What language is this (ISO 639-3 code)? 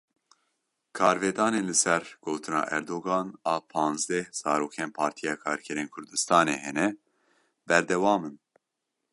kur